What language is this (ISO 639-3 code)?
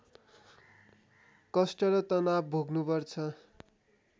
nep